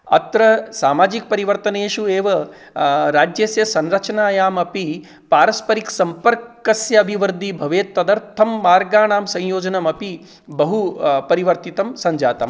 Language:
Sanskrit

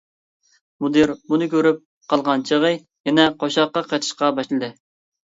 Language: Uyghur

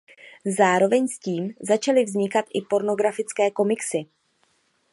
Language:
Czech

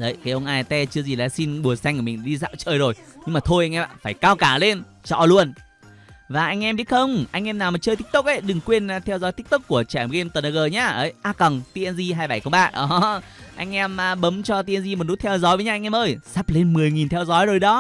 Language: Vietnamese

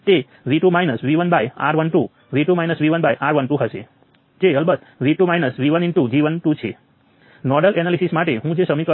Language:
Gujarati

